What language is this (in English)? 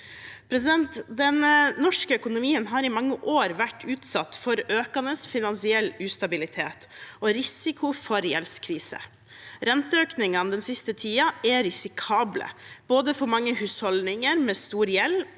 Norwegian